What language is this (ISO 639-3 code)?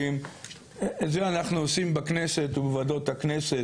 heb